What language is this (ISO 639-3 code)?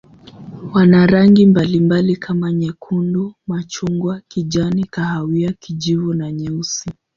swa